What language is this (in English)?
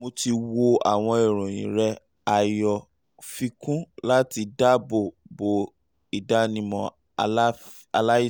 Yoruba